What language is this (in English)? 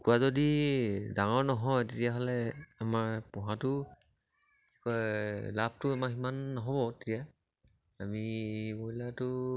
Assamese